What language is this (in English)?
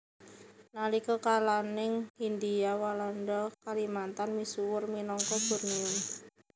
Javanese